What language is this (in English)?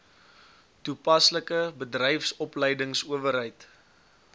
Afrikaans